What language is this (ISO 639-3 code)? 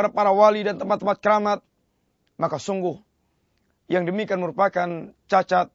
msa